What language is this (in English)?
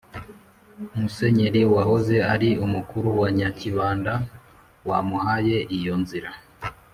Kinyarwanda